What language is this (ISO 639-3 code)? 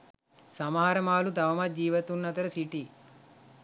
sin